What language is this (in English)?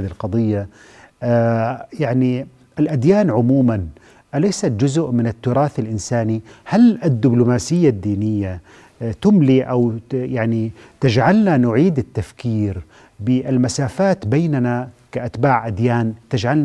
Arabic